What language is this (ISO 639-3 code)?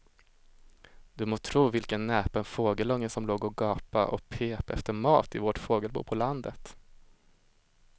swe